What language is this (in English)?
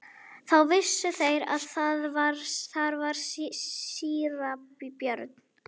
Icelandic